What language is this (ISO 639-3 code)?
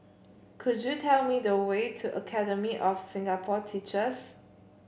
eng